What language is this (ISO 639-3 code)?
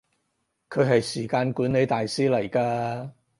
yue